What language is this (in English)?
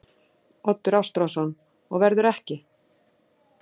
Icelandic